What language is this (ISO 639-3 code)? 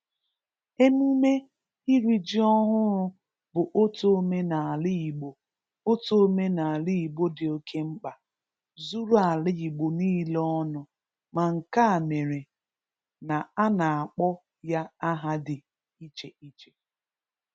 ibo